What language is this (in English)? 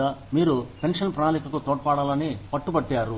Telugu